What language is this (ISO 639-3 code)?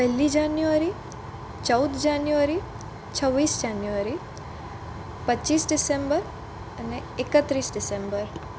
guj